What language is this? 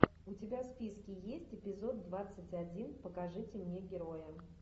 Russian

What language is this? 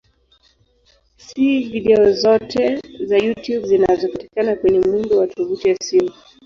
Swahili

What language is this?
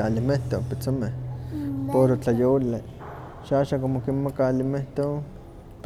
Huaxcaleca Nahuatl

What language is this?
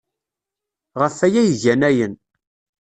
Kabyle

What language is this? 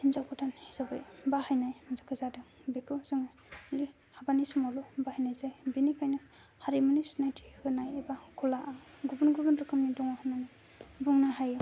Bodo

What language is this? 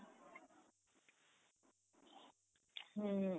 Odia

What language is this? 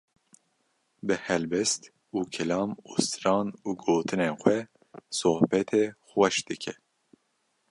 Kurdish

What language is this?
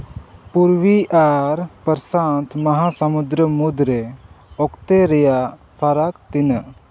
Santali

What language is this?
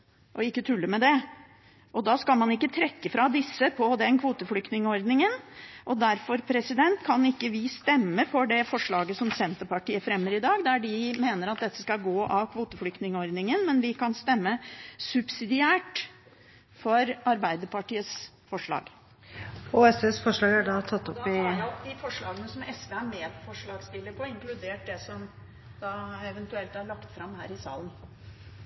Norwegian Bokmål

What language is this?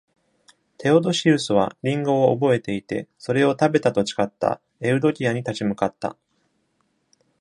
Japanese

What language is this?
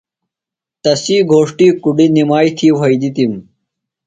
Phalura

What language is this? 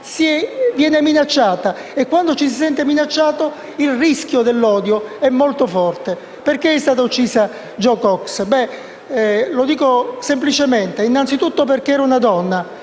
Italian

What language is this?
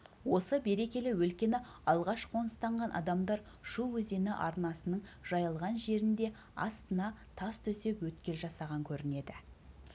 Kazakh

